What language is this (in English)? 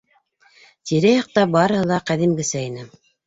Bashkir